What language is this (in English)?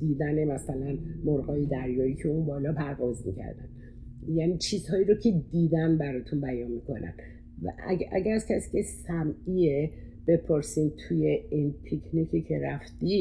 Persian